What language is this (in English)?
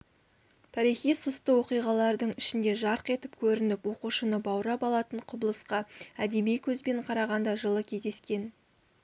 Kazakh